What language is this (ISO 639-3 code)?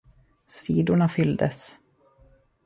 swe